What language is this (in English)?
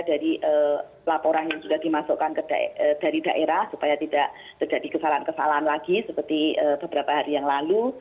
Indonesian